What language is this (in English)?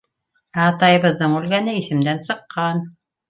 Bashkir